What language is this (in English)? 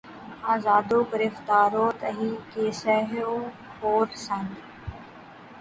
Urdu